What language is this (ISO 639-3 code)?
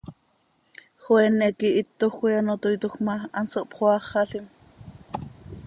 sei